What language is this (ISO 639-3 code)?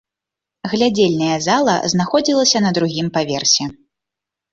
bel